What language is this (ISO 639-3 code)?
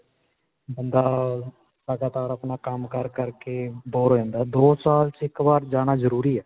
pan